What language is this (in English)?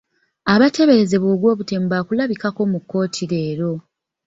Ganda